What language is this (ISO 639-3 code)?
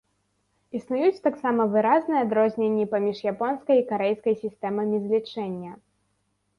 bel